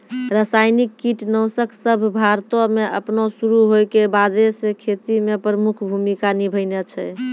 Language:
Maithili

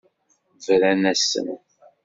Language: Kabyle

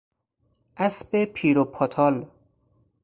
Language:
Persian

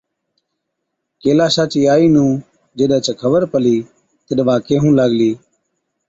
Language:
Od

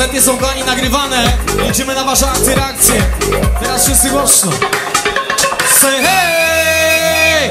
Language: Polish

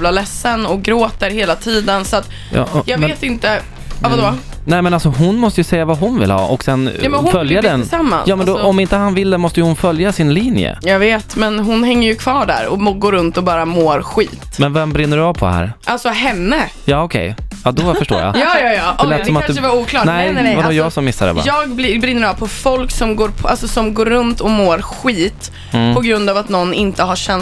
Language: Swedish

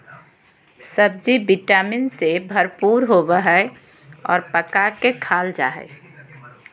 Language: Magahi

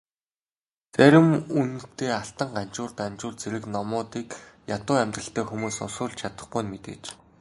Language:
Mongolian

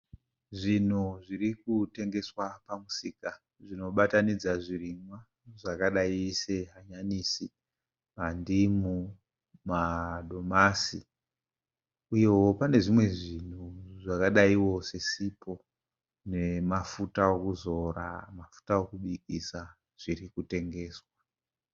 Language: Shona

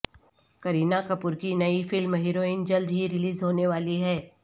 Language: Urdu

